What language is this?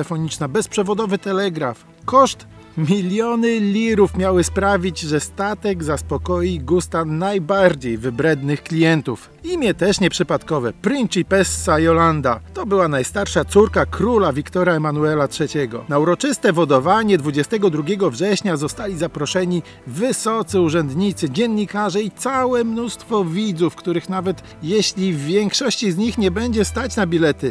Polish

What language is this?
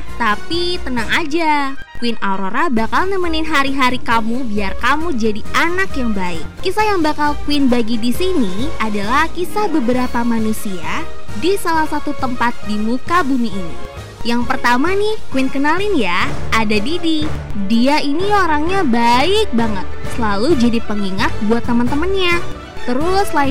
Indonesian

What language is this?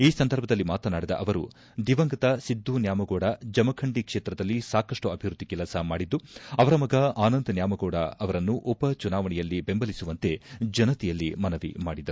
Kannada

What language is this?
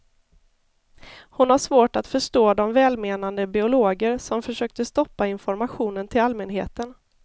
Swedish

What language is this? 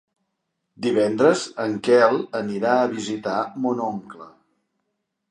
Catalan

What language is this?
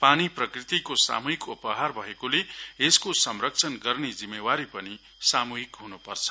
Nepali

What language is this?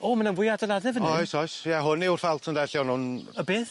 Welsh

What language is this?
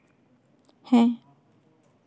Santali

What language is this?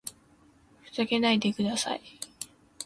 Japanese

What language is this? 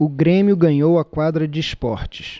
Portuguese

